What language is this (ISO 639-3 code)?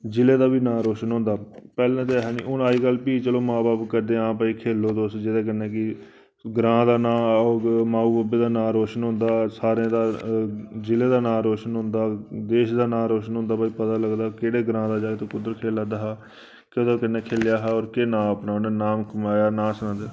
doi